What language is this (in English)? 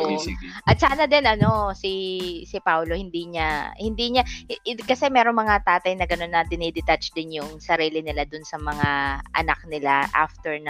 Filipino